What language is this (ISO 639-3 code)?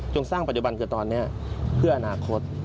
tha